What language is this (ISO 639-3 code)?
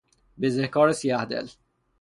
fas